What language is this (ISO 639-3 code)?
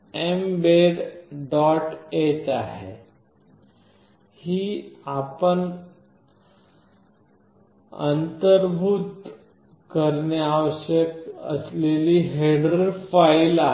mar